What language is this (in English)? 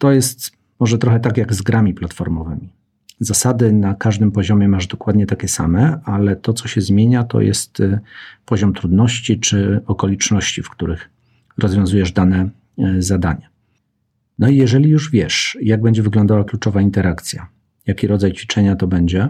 Polish